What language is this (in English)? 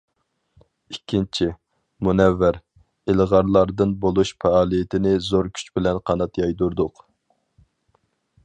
Uyghur